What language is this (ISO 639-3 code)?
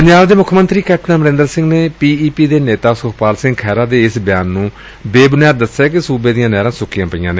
pan